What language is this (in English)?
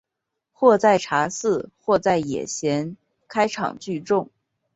Chinese